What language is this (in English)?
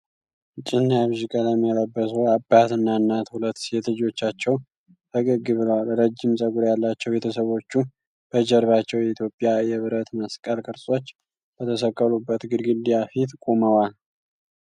Amharic